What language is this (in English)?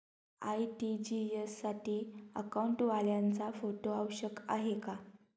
Marathi